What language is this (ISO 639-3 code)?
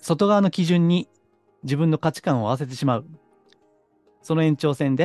jpn